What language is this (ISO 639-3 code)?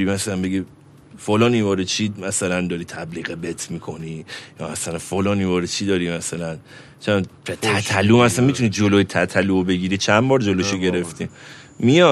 fas